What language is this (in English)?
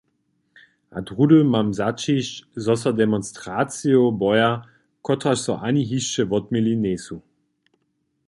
Upper Sorbian